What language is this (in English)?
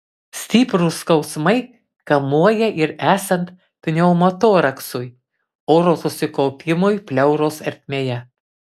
Lithuanian